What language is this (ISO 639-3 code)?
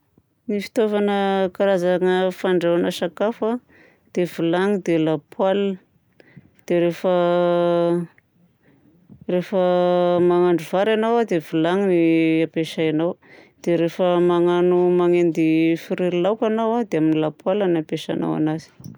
bzc